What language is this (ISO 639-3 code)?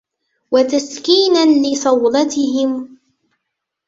ara